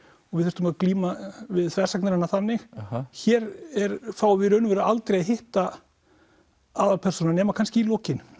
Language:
Icelandic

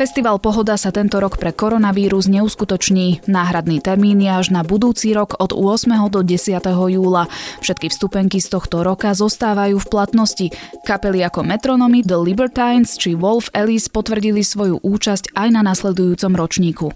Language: Slovak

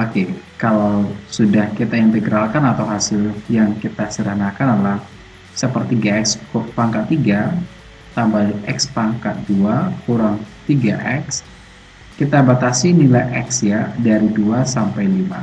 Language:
Indonesian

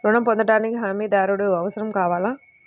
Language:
Telugu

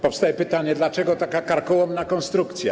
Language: Polish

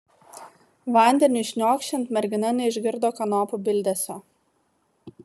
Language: Lithuanian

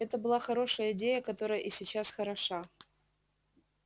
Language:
Russian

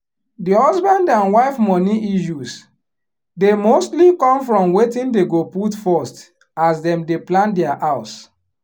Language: Nigerian Pidgin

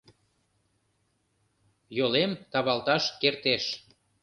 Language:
Mari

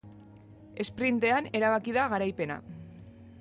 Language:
Basque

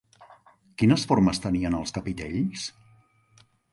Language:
Catalan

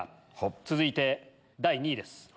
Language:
Japanese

